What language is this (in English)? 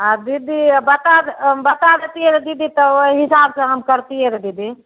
Maithili